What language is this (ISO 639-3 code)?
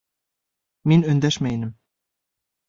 bak